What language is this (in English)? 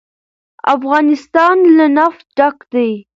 Pashto